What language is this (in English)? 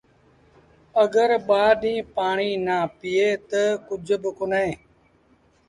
Sindhi Bhil